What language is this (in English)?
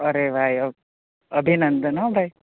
Gujarati